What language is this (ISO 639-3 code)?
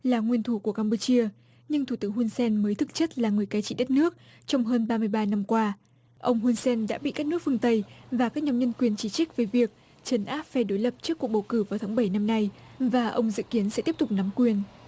vie